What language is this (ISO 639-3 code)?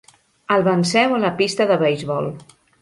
cat